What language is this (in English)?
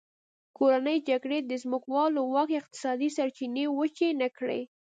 Pashto